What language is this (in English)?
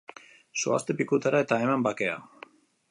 Basque